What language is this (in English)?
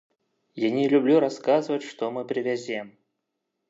Belarusian